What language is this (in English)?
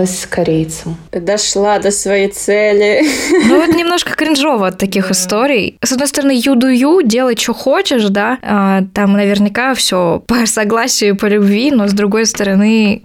Russian